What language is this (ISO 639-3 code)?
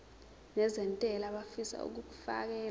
zul